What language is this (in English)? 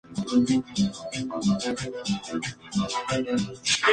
Spanish